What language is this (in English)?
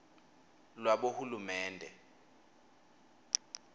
Swati